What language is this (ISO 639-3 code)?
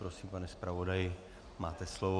ces